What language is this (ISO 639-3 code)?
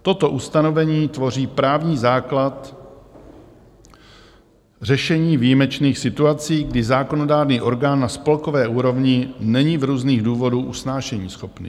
ces